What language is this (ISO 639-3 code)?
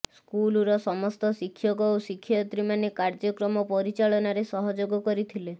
ori